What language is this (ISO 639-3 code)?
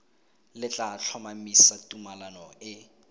tsn